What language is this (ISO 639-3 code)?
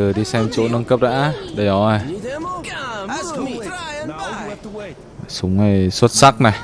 vie